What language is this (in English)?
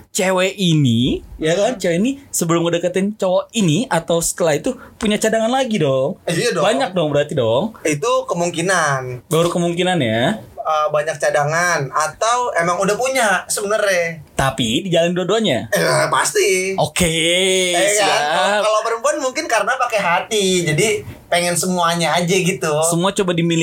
Indonesian